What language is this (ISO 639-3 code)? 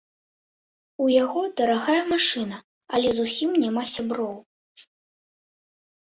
bel